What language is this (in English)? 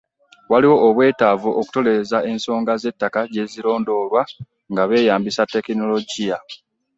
Ganda